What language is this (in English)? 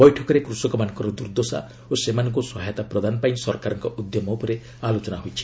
Odia